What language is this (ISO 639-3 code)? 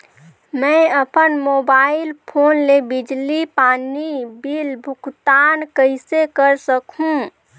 hne